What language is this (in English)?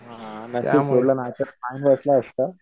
Marathi